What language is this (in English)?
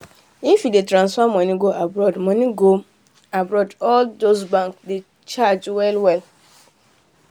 Nigerian Pidgin